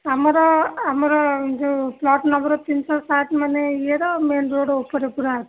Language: Odia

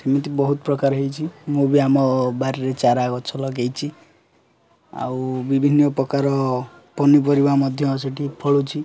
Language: Odia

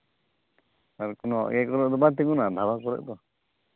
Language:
Santali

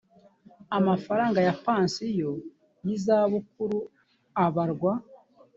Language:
Kinyarwanda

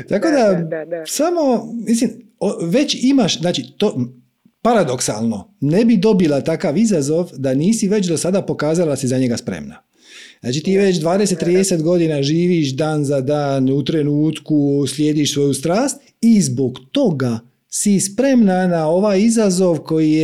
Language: Croatian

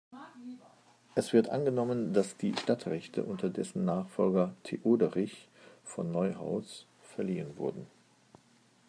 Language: German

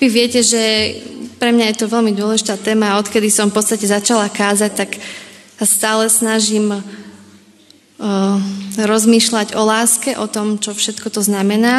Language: Slovak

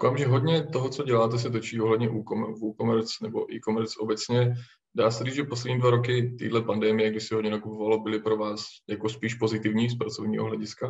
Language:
Czech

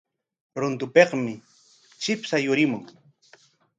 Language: Corongo Ancash Quechua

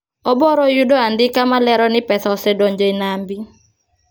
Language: Luo (Kenya and Tanzania)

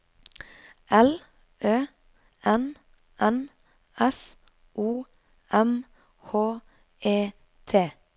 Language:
Norwegian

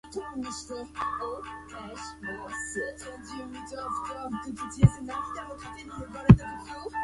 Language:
Chinese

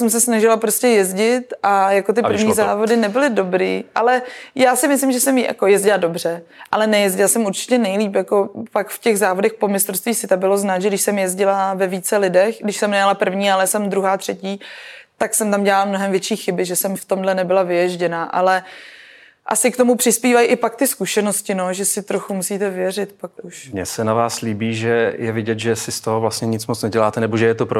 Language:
Czech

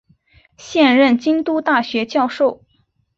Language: Chinese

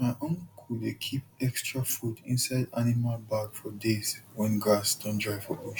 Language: Nigerian Pidgin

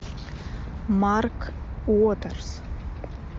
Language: Russian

